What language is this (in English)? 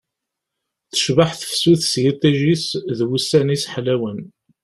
Kabyle